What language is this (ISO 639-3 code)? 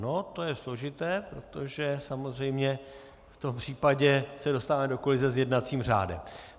ces